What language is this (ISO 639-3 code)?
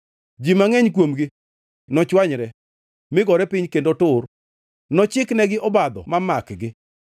luo